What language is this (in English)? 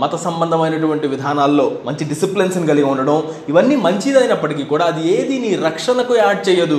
Telugu